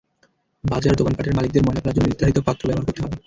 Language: Bangla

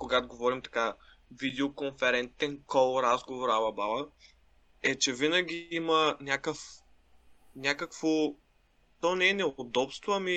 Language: Bulgarian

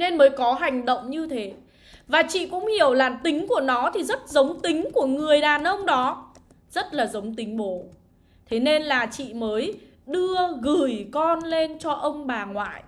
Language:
Vietnamese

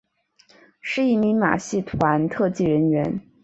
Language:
Chinese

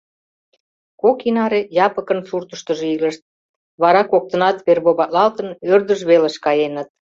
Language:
Mari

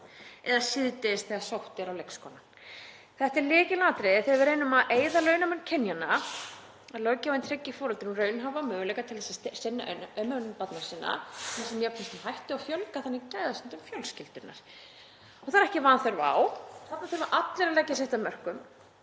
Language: Icelandic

